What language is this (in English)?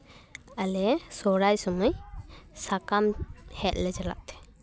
Santali